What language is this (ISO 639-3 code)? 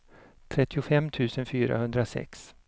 swe